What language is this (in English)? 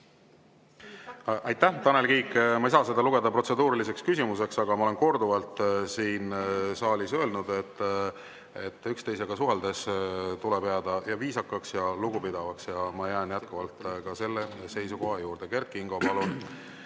Estonian